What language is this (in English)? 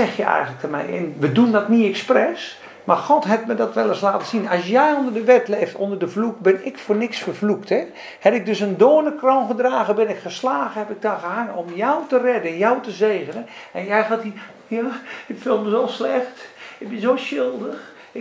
Dutch